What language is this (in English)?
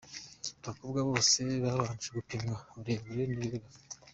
Kinyarwanda